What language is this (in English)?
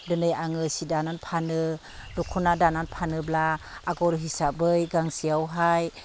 Bodo